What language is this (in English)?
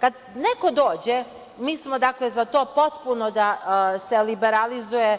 Serbian